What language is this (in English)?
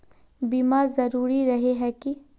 Magahi